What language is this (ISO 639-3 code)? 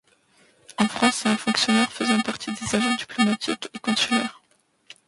fra